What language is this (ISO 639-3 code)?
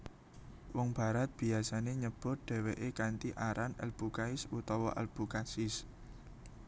jav